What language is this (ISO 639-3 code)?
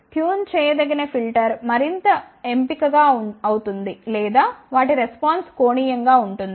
tel